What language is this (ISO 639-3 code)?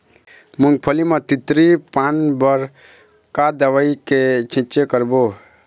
hne